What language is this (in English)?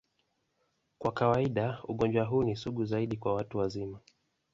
Swahili